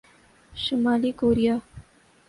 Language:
Urdu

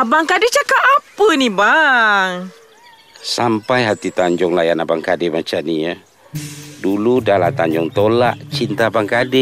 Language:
Malay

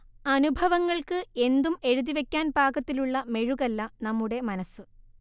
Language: Malayalam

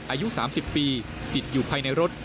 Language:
Thai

